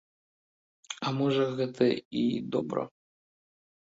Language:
Belarusian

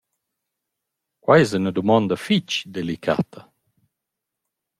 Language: Romansh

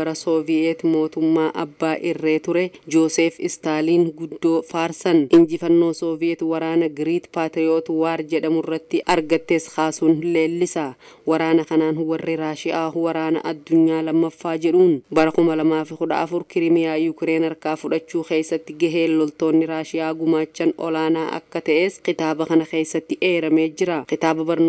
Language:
Arabic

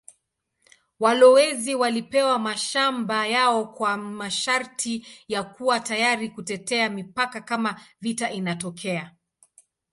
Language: Swahili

